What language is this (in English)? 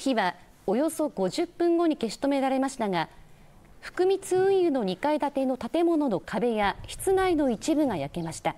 Japanese